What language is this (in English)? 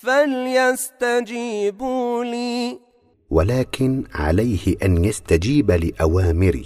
Arabic